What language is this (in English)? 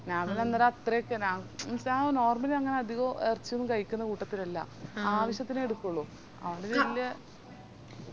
Malayalam